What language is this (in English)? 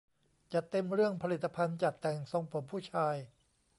Thai